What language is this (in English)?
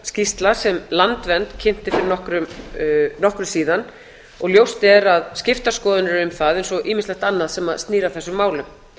Icelandic